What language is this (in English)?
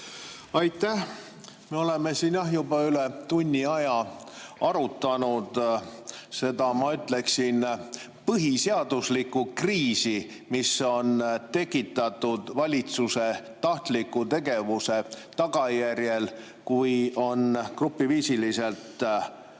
Estonian